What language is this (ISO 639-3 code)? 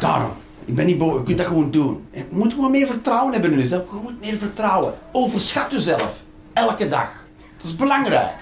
nld